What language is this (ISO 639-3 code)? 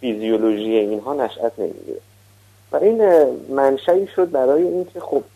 fas